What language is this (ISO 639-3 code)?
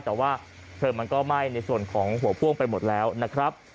tha